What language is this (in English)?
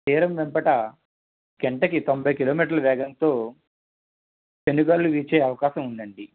Telugu